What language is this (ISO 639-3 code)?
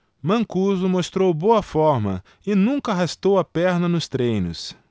por